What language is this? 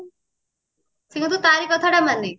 Odia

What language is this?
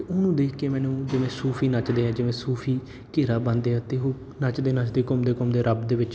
Punjabi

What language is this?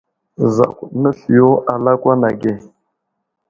Wuzlam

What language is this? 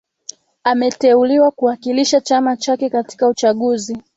Swahili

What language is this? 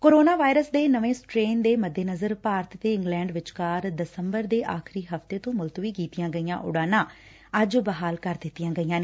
Punjabi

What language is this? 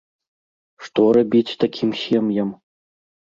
Belarusian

